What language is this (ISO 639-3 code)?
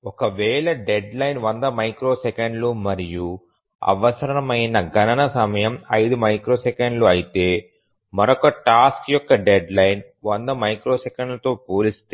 tel